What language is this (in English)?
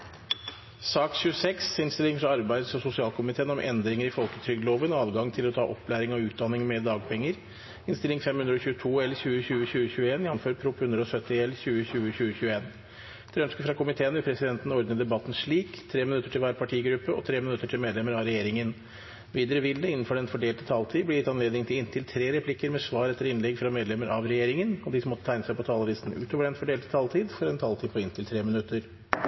Norwegian Bokmål